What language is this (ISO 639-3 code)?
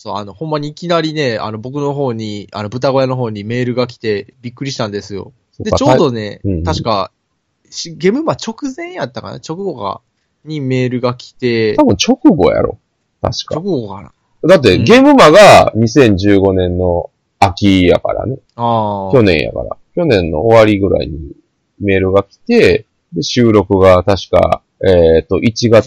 jpn